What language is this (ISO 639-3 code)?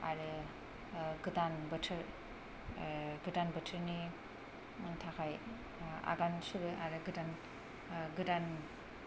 brx